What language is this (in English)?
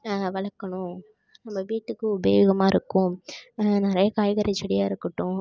Tamil